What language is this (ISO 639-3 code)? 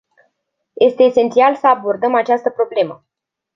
ron